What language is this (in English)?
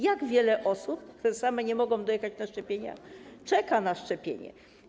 Polish